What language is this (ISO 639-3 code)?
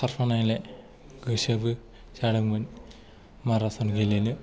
brx